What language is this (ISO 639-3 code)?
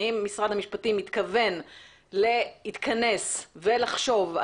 heb